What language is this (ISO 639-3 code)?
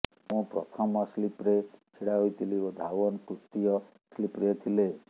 ori